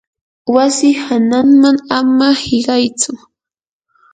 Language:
Yanahuanca Pasco Quechua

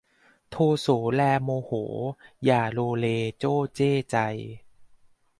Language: Thai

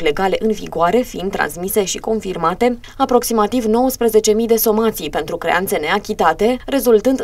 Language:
Romanian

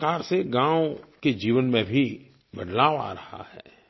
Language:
Hindi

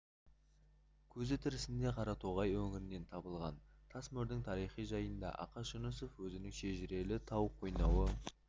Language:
Kazakh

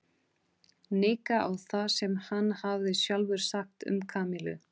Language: Icelandic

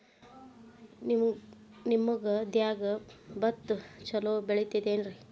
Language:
Kannada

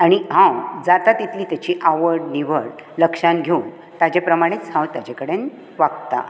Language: Konkani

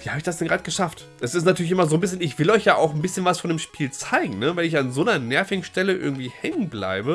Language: German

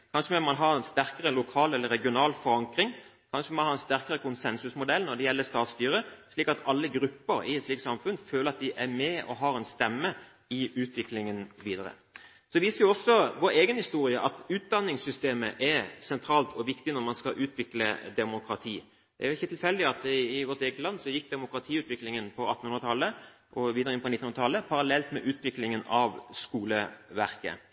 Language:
Norwegian Bokmål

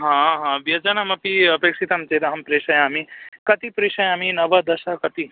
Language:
Sanskrit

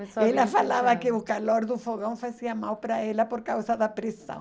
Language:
Portuguese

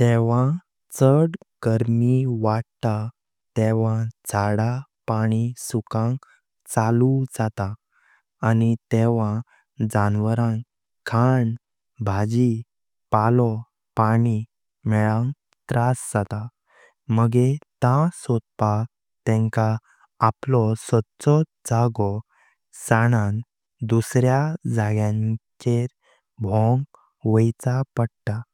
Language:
Konkani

